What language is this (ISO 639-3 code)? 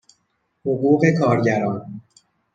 fas